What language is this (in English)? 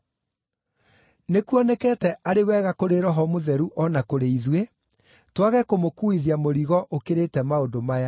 Kikuyu